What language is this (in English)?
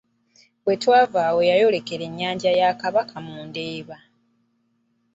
Ganda